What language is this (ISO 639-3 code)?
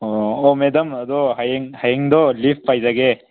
mni